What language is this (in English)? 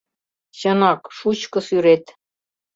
Mari